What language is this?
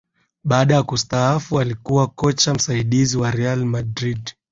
Swahili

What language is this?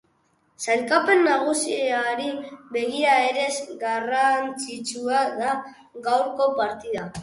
Basque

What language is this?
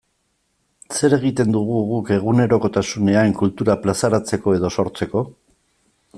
Basque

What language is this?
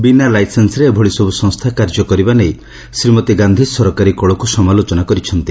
Odia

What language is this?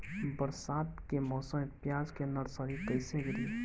Bhojpuri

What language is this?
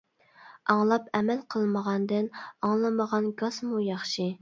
Uyghur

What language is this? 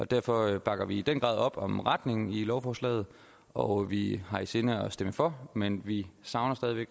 Danish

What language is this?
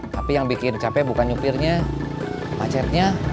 Indonesian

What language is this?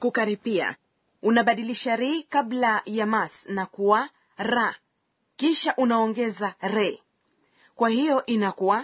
Swahili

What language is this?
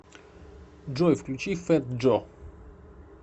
Russian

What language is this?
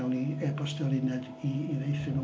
Welsh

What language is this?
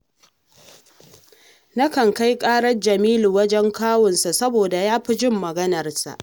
Hausa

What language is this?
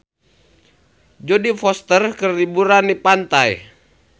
Sundanese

